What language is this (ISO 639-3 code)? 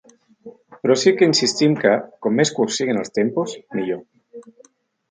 cat